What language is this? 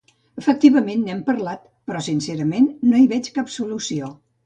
Catalan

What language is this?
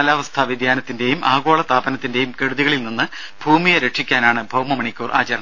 Malayalam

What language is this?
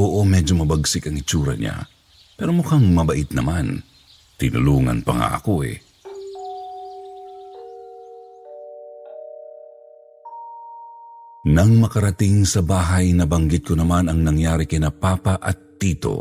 Filipino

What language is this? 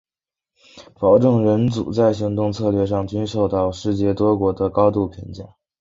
Chinese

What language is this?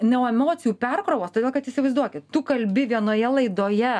Lithuanian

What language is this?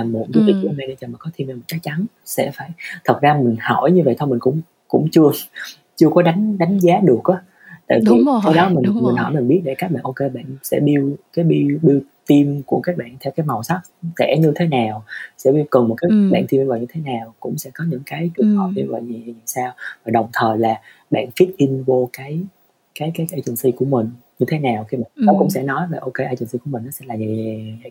Vietnamese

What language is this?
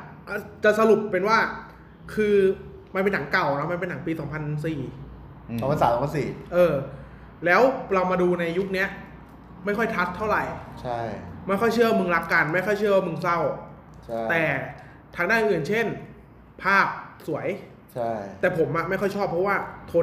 Thai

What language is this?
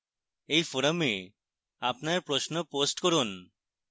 Bangla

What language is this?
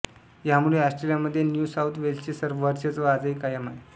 Marathi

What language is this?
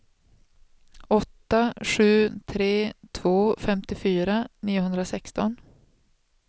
Swedish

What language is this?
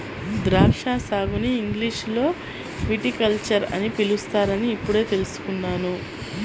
Telugu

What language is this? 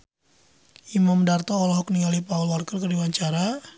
Sundanese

